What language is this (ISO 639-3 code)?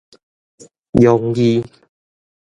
nan